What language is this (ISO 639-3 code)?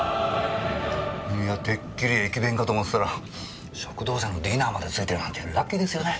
jpn